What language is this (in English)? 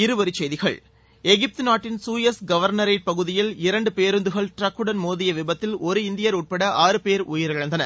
Tamil